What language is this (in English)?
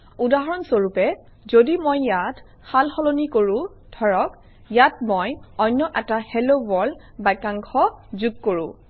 Assamese